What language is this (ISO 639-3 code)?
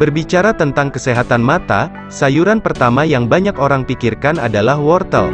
ind